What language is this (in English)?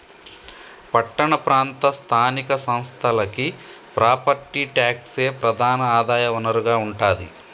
Telugu